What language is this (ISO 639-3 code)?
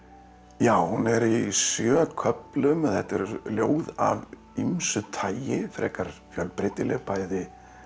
isl